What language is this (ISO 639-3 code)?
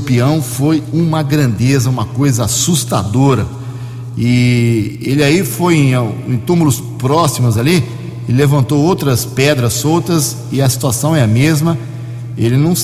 por